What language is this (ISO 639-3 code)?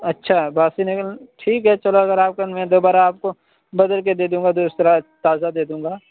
urd